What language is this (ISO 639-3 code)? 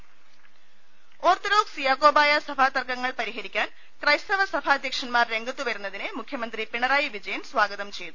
mal